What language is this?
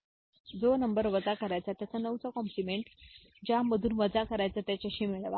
Marathi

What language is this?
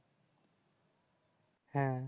Bangla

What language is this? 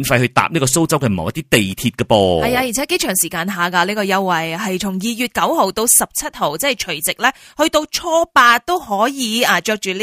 Chinese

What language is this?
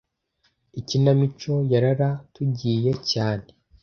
Kinyarwanda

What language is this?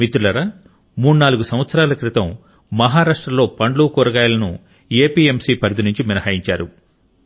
Telugu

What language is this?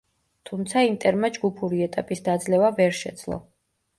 Georgian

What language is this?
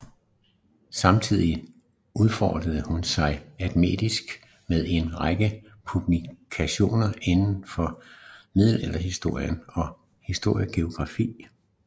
Danish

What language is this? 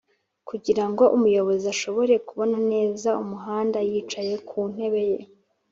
Kinyarwanda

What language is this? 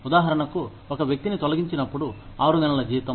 Telugu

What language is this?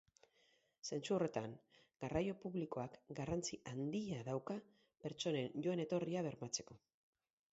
Basque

